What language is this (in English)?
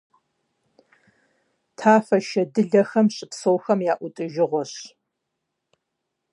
Kabardian